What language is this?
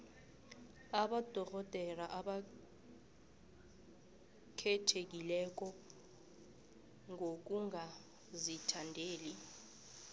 South Ndebele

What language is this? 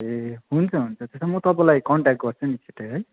Nepali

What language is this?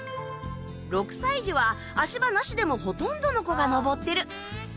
Japanese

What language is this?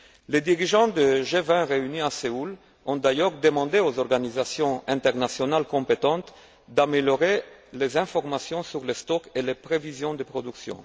French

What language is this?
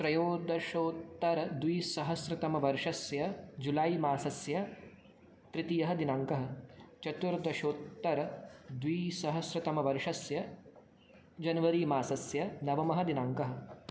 Sanskrit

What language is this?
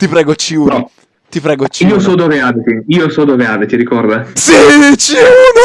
Italian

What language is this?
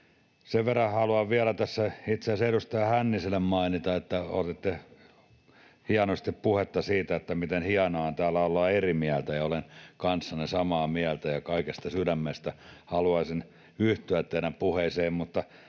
Finnish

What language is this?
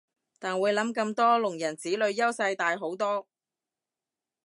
Cantonese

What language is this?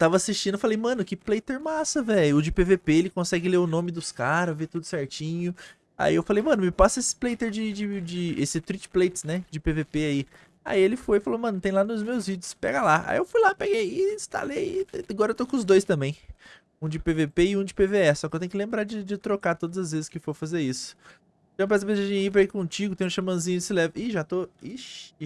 Portuguese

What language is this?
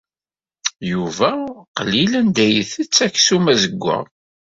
Kabyle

